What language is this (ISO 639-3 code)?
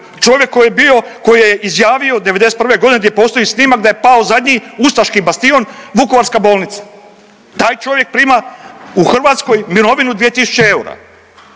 hrv